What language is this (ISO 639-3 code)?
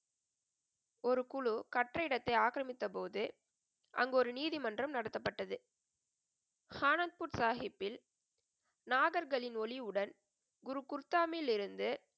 tam